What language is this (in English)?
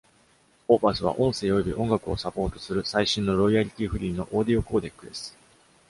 Japanese